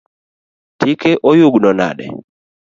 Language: Luo (Kenya and Tanzania)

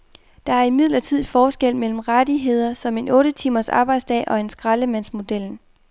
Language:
Danish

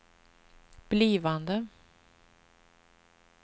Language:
Swedish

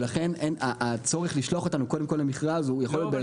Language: Hebrew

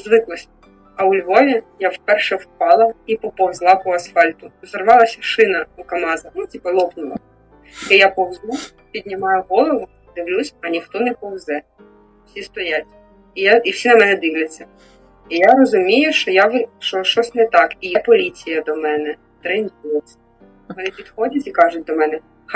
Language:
Ukrainian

